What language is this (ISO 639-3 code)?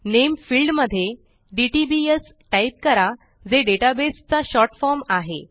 mar